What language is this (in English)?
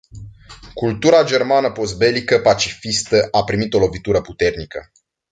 Romanian